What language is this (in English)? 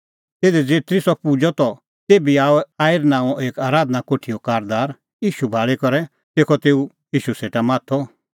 Kullu Pahari